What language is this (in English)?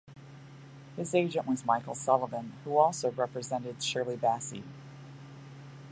English